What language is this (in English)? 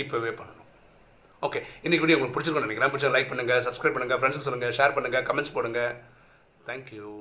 Tamil